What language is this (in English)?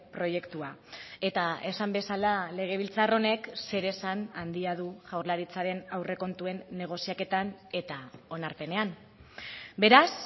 Basque